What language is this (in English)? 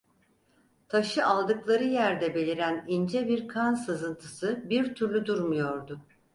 Turkish